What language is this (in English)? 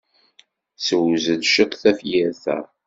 Kabyle